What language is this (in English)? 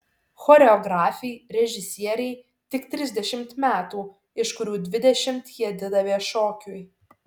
Lithuanian